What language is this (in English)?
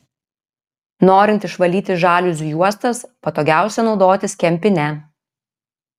Lithuanian